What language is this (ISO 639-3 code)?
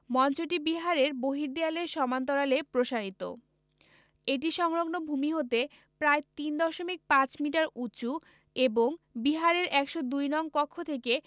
ben